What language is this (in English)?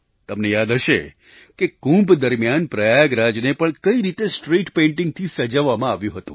Gujarati